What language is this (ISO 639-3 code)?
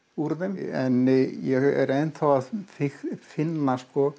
isl